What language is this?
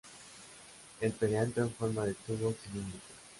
Spanish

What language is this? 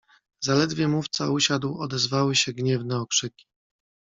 Polish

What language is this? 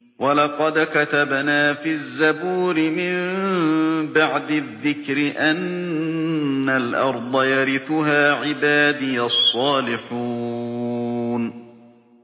Arabic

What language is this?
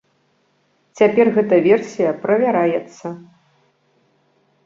Belarusian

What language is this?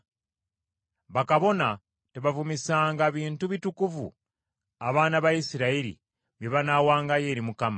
Ganda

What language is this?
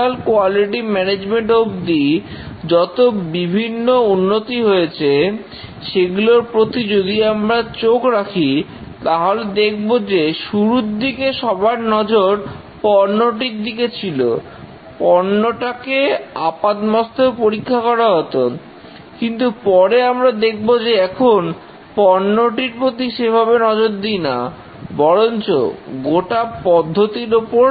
Bangla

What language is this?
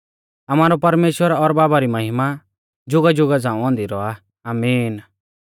Mahasu Pahari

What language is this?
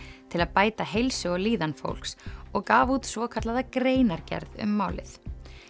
Icelandic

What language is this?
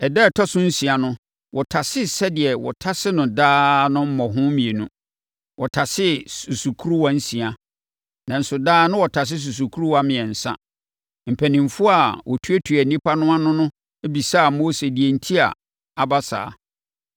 Akan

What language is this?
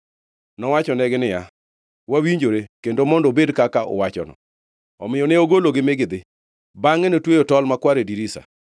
Luo (Kenya and Tanzania)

